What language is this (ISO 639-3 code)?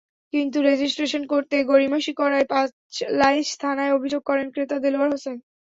ben